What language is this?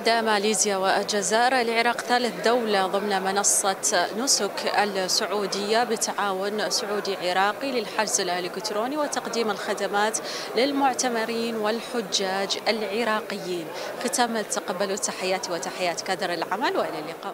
Arabic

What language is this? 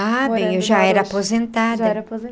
Portuguese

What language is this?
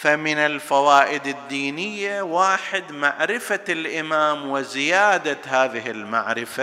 Arabic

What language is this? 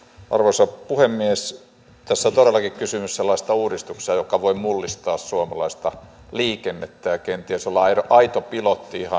Finnish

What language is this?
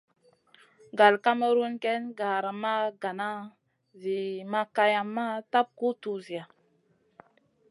Masana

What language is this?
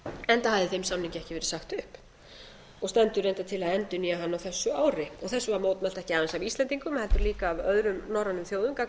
Icelandic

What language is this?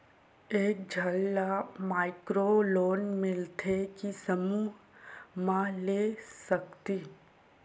Chhattisgarhi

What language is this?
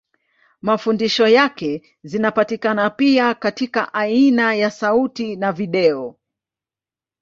Swahili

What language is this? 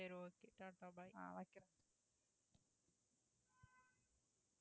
Tamil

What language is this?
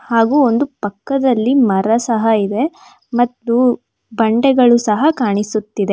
Kannada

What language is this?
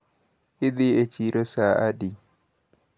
Luo (Kenya and Tanzania)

